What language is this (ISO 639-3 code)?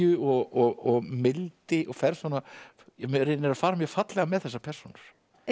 isl